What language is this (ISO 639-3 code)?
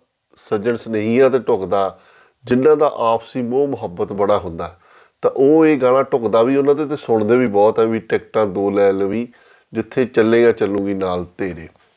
pan